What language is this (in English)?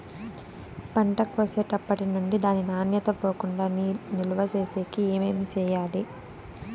Telugu